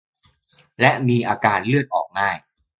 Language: Thai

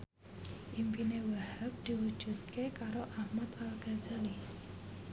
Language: Javanese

